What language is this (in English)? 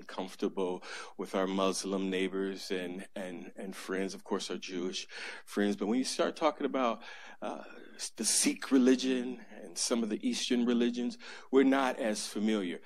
English